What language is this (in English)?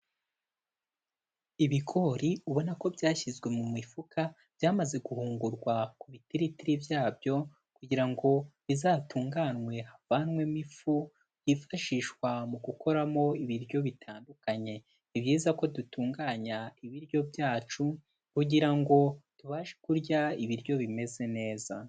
Kinyarwanda